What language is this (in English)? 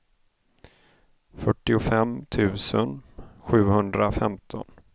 Swedish